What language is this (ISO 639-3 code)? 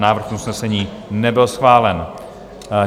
ces